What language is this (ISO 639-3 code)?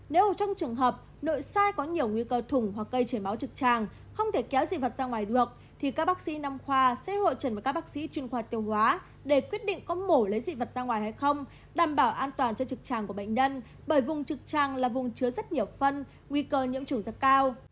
vie